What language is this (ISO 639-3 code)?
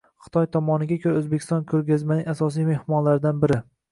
uzb